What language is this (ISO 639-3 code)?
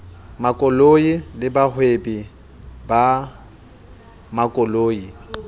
sot